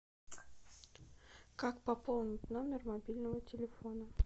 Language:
Russian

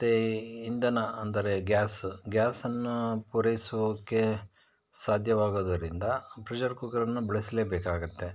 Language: Kannada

